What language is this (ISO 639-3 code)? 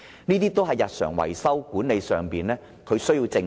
yue